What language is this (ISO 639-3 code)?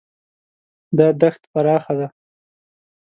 pus